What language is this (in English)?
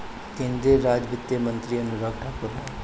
Bhojpuri